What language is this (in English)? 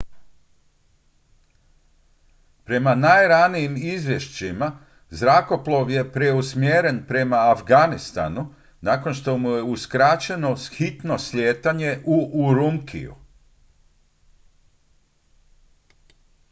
Croatian